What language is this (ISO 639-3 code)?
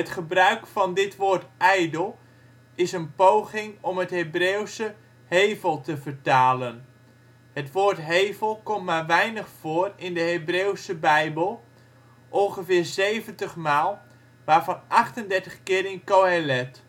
nld